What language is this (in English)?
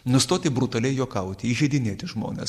Lithuanian